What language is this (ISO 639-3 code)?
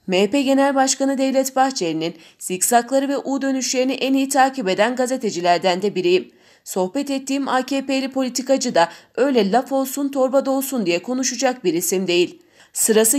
tur